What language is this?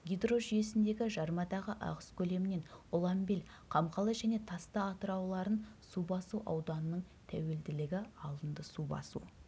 Kazakh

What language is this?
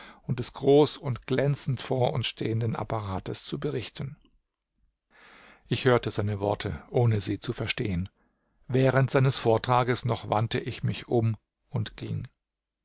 German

